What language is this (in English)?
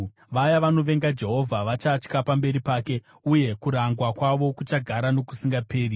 Shona